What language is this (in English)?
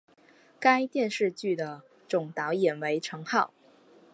Chinese